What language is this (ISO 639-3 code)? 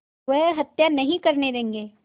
hin